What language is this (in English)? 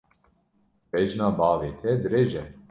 Kurdish